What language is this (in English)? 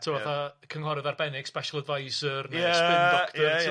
Welsh